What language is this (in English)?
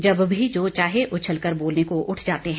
Hindi